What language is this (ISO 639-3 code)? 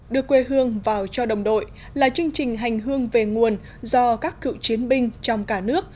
vie